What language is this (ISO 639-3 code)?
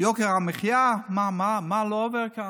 heb